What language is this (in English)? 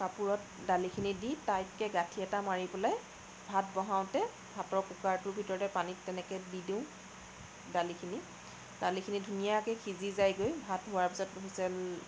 Assamese